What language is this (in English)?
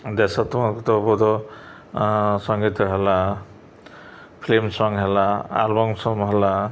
Odia